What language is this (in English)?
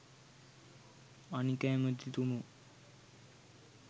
Sinhala